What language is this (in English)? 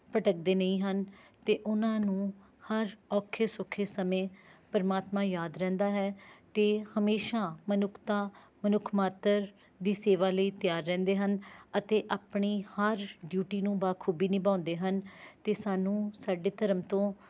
Punjabi